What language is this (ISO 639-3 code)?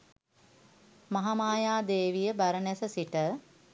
sin